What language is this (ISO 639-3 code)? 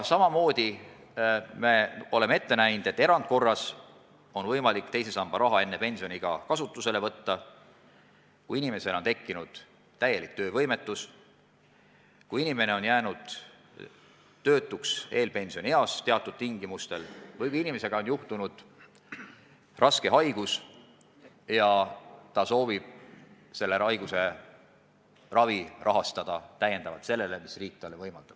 est